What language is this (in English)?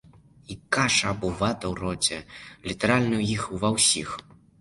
Belarusian